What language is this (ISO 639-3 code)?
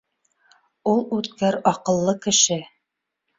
bak